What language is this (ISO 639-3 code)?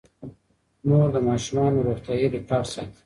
pus